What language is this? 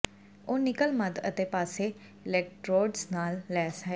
Punjabi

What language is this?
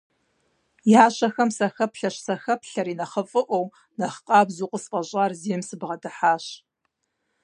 Kabardian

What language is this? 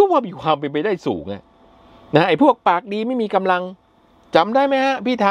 Thai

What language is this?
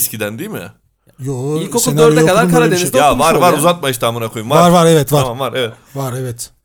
Turkish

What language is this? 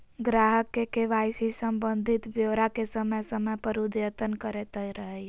Magahi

